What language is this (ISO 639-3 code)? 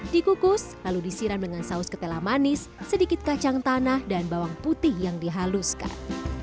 ind